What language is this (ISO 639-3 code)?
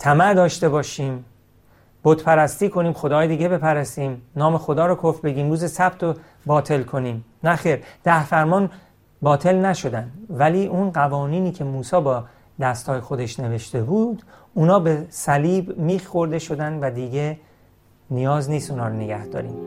fas